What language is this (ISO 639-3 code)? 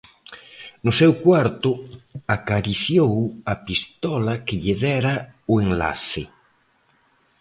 glg